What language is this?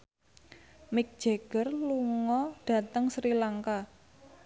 Javanese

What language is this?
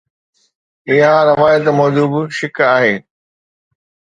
Sindhi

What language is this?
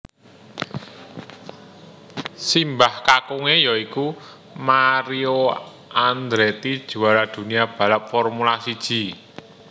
Javanese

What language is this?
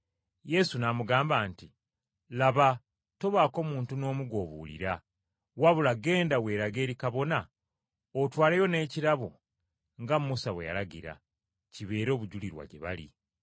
Ganda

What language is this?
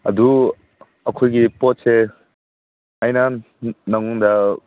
Manipuri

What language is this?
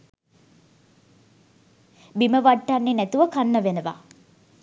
Sinhala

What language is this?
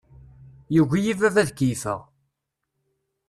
Kabyle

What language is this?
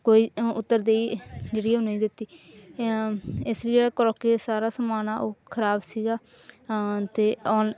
Punjabi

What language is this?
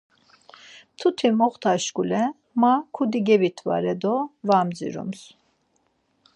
Laz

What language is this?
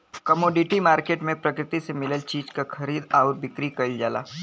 Bhojpuri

